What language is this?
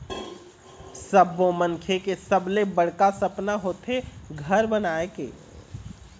Chhattisgarhi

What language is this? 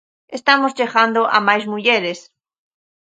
Galician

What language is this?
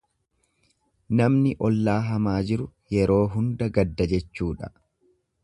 Oromo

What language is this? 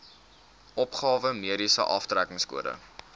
Afrikaans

